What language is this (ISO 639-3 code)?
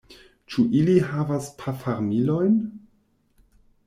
epo